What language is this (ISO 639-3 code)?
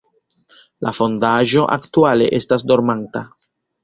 epo